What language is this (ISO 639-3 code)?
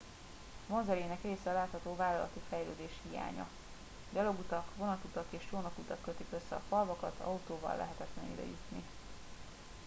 hun